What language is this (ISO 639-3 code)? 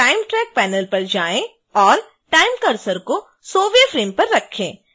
hin